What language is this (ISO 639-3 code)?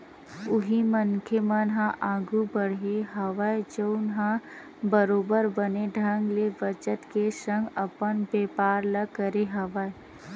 hne